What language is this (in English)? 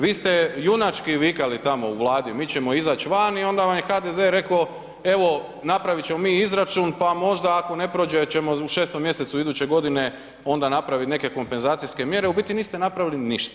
Croatian